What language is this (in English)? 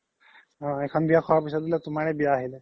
Assamese